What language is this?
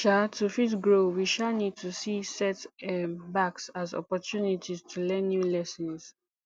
Nigerian Pidgin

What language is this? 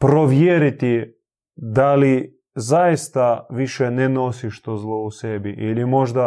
Croatian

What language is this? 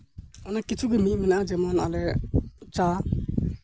Santali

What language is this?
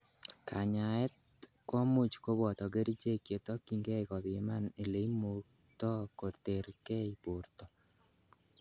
Kalenjin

